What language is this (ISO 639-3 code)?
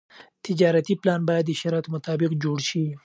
pus